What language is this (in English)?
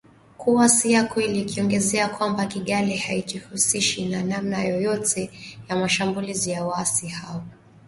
Swahili